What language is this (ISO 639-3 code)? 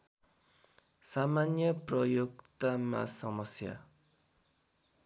nep